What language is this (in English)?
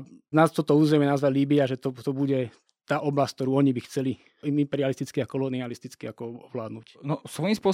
Slovak